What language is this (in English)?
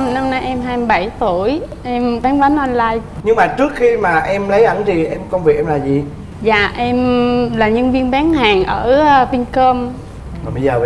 Vietnamese